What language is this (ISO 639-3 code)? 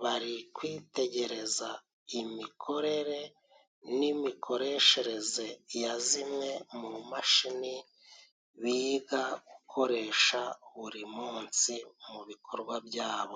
kin